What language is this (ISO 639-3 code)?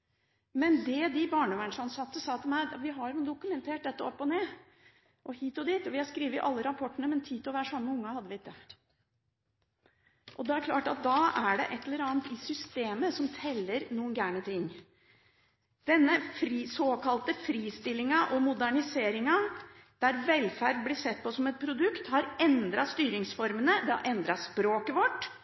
nob